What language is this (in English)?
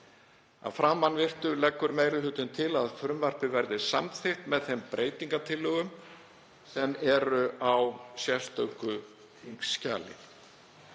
Icelandic